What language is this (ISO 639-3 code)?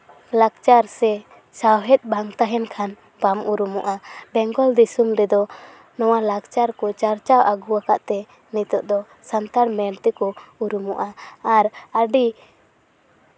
sat